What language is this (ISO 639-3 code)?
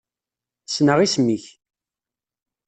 kab